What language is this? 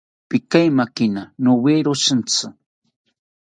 South Ucayali Ashéninka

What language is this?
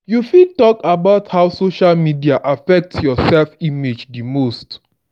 Nigerian Pidgin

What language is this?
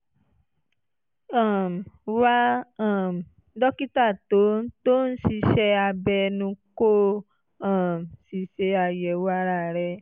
Yoruba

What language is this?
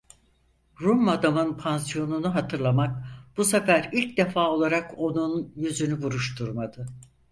Turkish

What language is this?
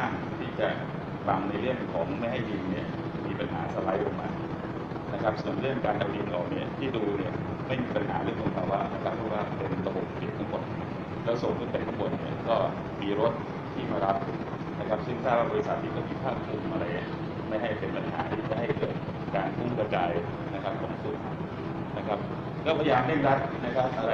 Thai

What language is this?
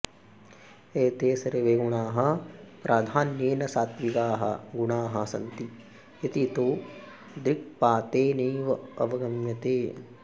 Sanskrit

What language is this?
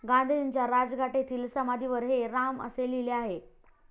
Marathi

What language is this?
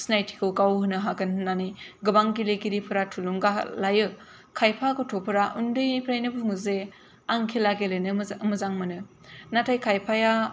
Bodo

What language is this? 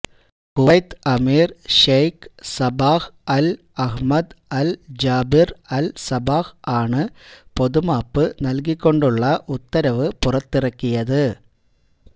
Malayalam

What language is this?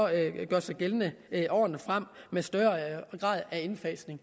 Danish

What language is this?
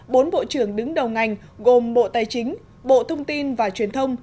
Vietnamese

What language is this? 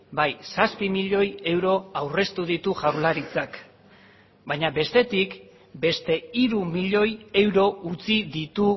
Basque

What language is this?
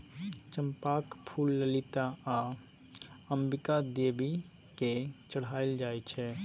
Maithili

